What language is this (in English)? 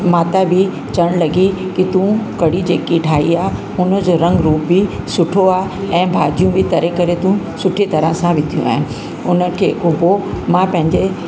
Sindhi